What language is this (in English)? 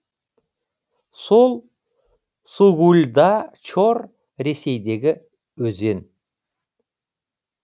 Kazakh